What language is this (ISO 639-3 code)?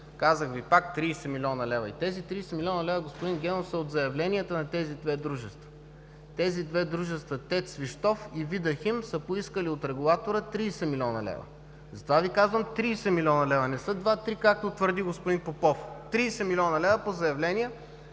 bul